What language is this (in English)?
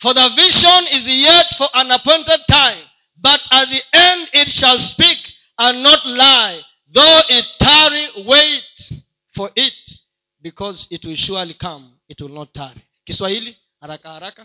Swahili